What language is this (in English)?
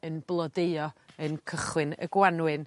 Welsh